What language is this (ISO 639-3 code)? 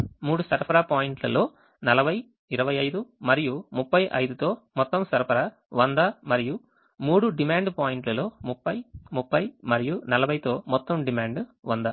tel